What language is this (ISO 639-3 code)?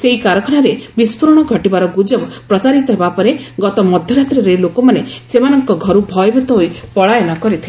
ori